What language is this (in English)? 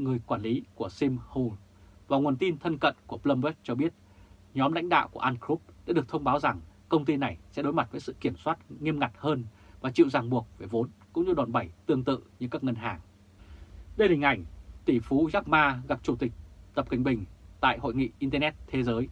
Vietnamese